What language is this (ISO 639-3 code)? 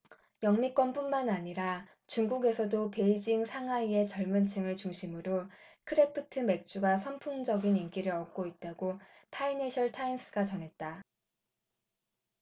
kor